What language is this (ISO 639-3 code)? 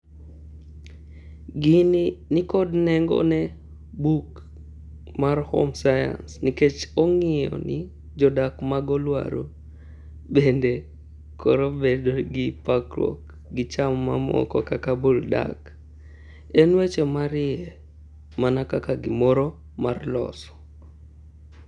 luo